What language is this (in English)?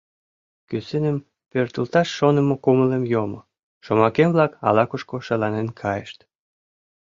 Mari